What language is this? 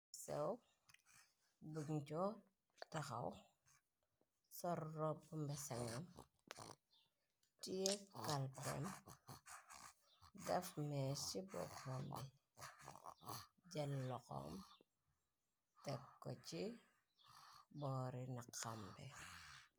Wolof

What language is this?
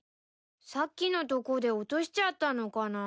Japanese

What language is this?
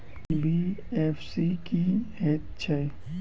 Maithili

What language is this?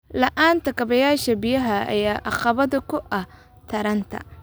Somali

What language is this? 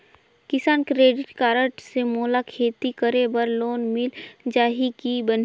Chhattisgarhi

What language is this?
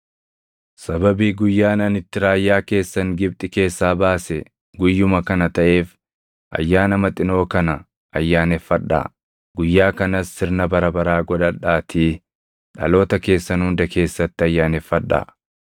Oromo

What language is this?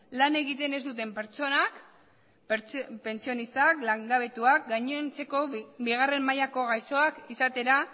Basque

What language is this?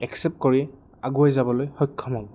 Assamese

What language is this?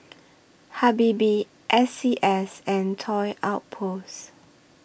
English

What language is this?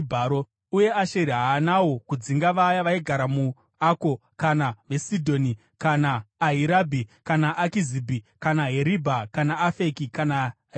Shona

